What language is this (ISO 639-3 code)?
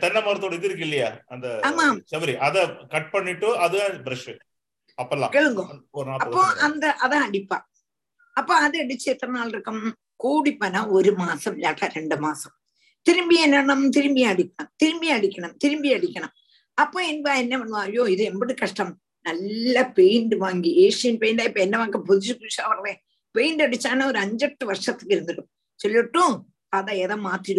tam